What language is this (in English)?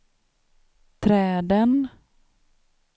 Swedish